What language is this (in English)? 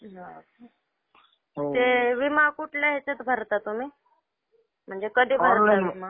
Marathi